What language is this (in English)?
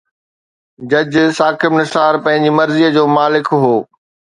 Sindhi